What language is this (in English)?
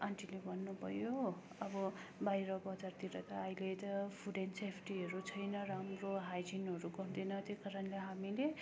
Nepali